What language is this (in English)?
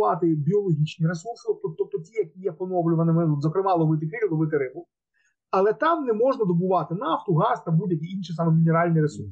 Ukrainian